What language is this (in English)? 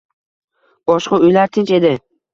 Uzbek